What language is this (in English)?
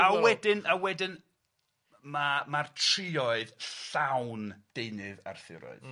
Welsh